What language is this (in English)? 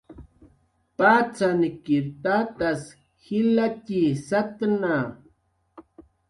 Jaqaru